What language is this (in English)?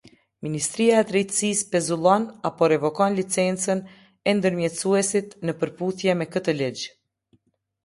Albanian